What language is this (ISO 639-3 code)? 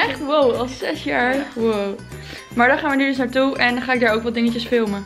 nld